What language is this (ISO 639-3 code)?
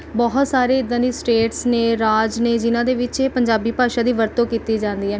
pan